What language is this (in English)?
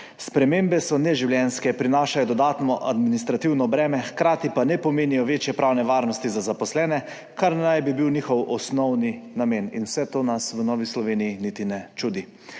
Slovenian